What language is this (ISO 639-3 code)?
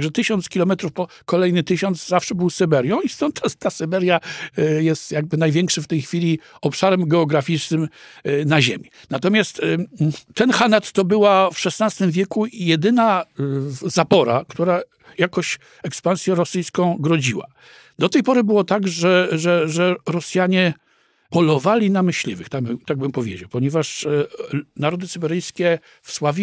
pol